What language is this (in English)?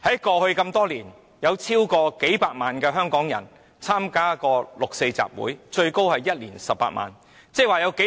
Cantonese